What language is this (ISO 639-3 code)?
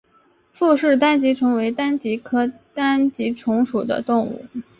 zho